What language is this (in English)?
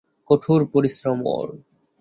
Bangla